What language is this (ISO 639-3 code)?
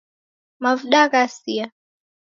dav